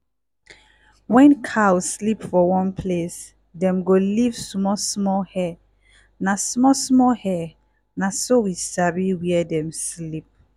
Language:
Nigerian Pidgin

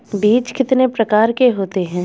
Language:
Hindi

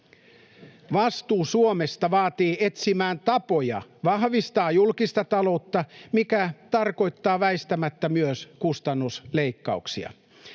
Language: Finnish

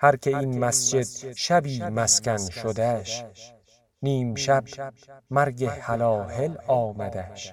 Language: Persian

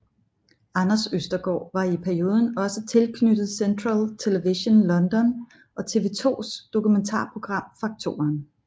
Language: Danish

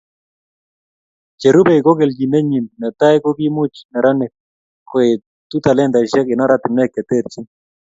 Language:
Kalenjin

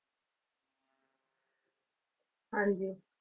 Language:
Punjabi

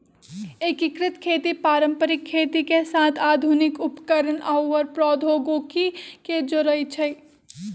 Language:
Magahi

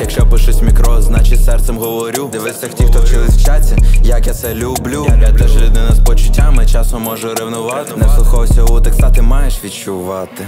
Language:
Ukrainian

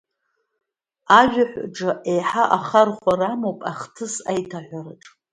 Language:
Abkhazian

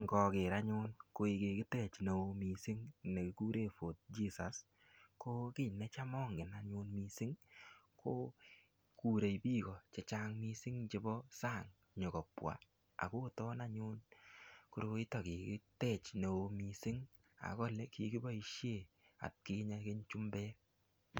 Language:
Kalenjin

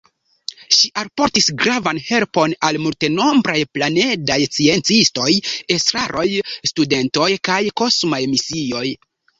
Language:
Esperanto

